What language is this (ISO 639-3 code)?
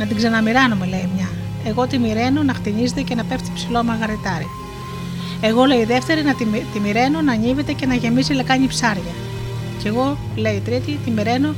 ell